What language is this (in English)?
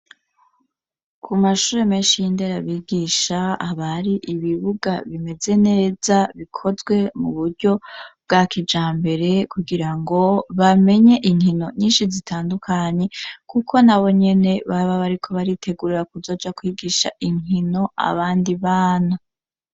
Rundi